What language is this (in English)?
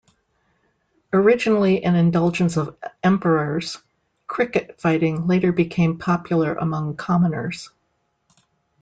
English